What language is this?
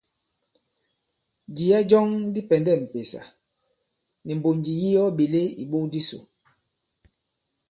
Bankon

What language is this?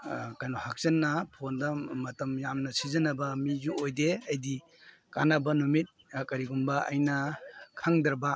Manipuri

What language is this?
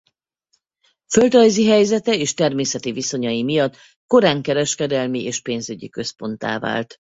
Hungarian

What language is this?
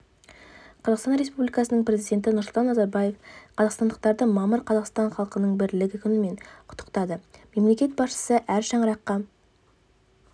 Kazakh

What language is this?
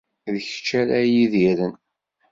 Kabyle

